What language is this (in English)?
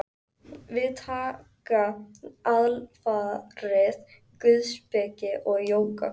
Icelandic